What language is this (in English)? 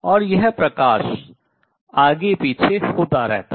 Hindi